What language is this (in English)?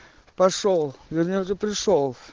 Russian